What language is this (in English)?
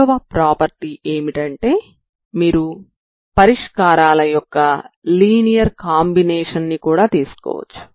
Telugu